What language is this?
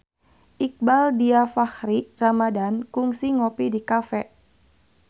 Sundanese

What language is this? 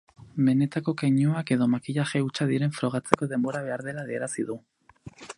Basque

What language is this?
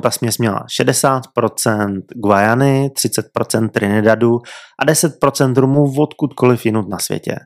Czech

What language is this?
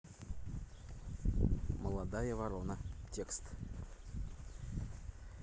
Russian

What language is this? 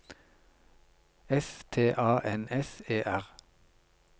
Norwegian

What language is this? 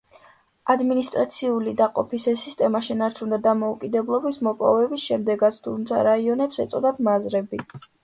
Georgian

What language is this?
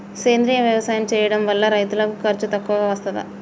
Telugu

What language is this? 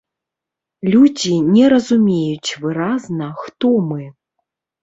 Belarusian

